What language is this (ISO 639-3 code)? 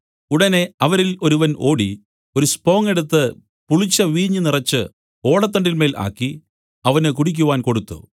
mal